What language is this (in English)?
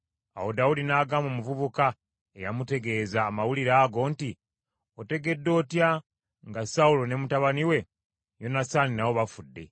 Ganda